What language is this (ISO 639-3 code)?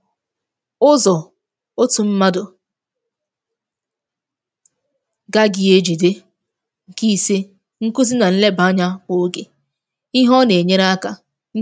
ibo